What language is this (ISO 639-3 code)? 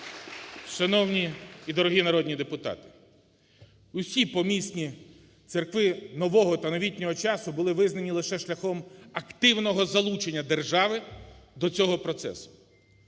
ukr